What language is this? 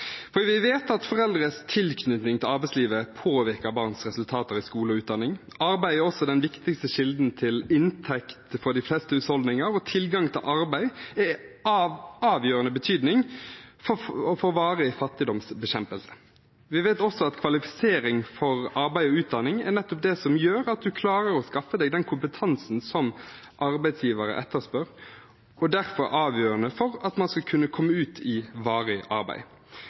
Norwegian Bokmål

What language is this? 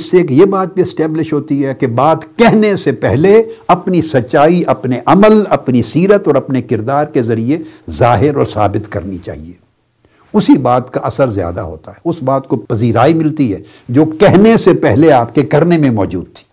Urdu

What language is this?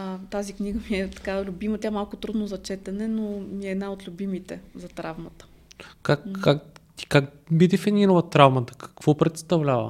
Bulgarian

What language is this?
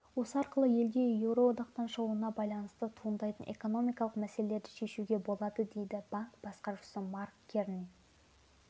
Kazakh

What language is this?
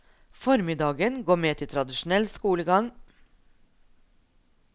Norwegian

